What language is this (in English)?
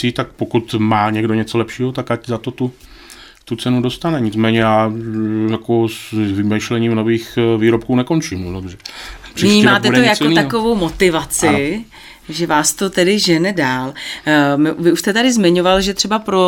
Czech